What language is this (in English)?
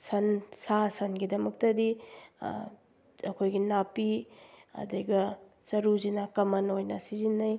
Manipuri